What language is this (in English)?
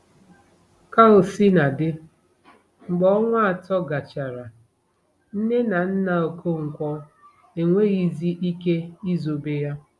Igbo